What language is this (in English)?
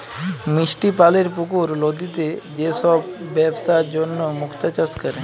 Bangla